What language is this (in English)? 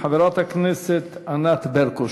Hebrew